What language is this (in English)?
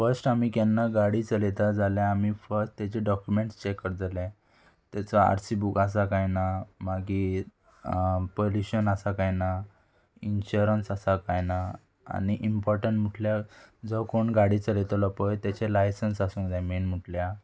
Konkani